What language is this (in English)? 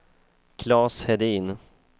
Swedish